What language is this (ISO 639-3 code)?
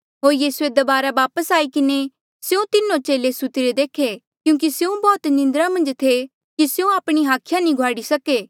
mjl